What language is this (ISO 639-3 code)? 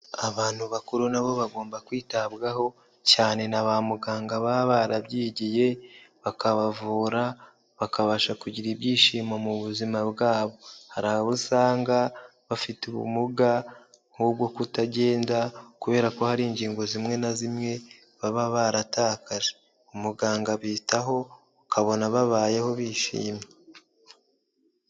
kin